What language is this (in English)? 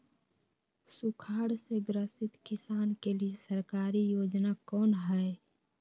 Magahi